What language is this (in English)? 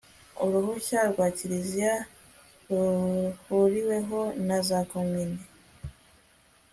Kinyarwanda